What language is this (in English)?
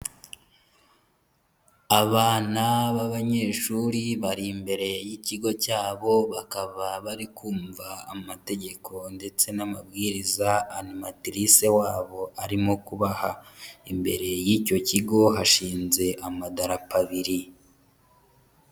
Kinyarwanda